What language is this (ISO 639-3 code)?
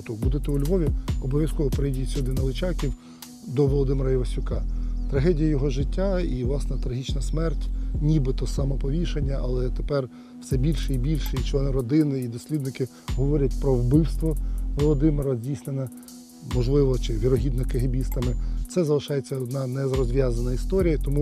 ukr